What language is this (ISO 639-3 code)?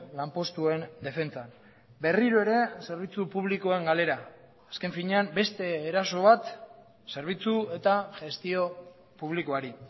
eus